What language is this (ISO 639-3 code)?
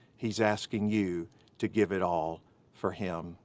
eng